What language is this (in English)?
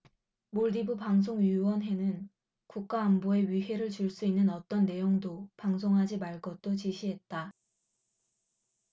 Korean